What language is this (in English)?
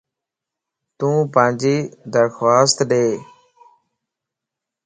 Lasi